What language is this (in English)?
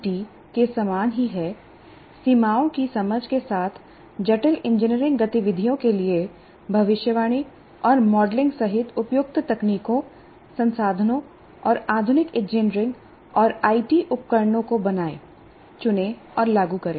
Hindi